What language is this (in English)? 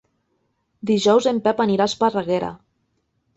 Catalan